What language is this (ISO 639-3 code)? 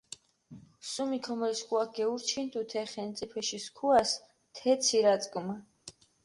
xmf